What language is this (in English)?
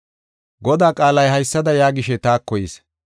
Gofa